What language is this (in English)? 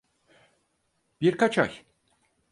Turkish